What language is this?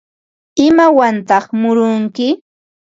Ambo-Pasco Quechua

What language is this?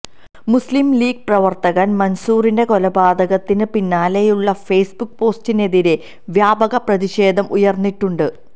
Malayalam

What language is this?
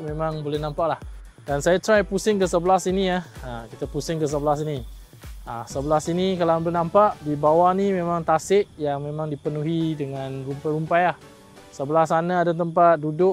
Malay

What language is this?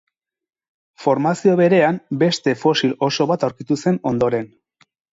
Basque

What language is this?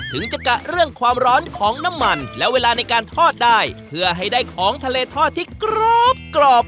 Thai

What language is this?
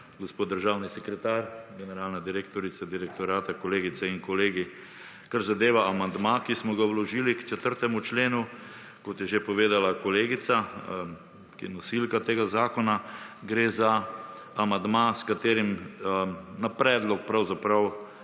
Slovenian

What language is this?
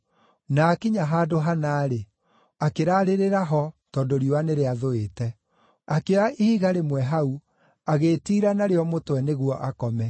Kikuyu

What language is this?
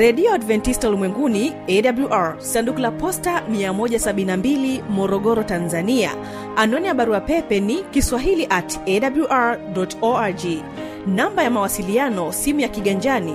Swahili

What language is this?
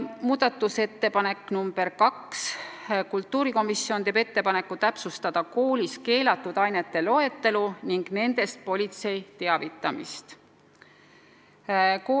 Estonian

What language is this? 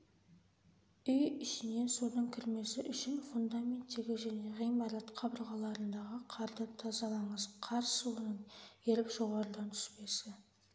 Kazakh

